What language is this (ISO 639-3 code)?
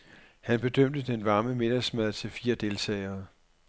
dan